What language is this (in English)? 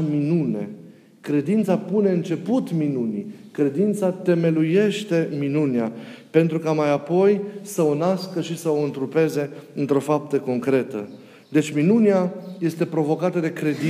Romanian